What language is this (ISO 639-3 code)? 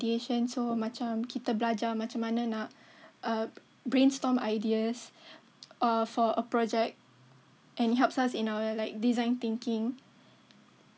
eng